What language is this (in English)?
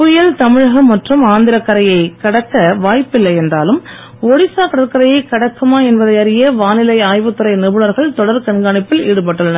Tamil